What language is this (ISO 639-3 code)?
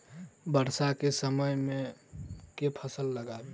mai